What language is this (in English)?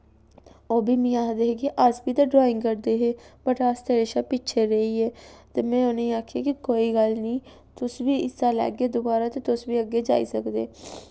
Dogri